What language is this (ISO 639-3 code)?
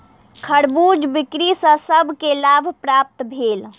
mai